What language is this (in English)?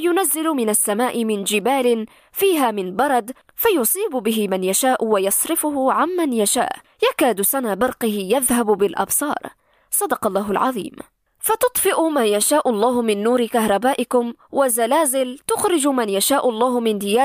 Arabic